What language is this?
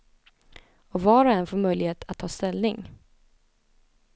Swedish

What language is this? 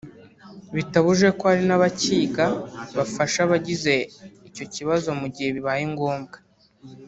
Kinyarwanda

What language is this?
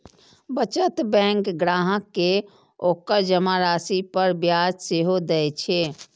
Maithili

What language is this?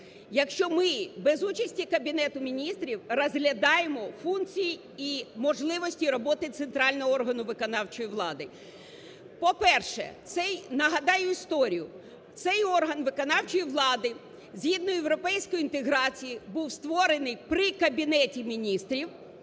Ukrainian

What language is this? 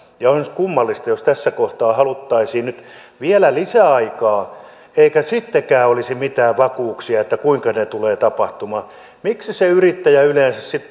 Finnish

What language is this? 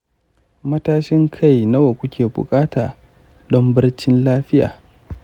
Hausa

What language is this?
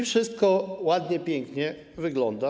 Polish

